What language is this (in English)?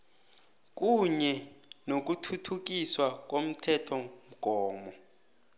South Ndebele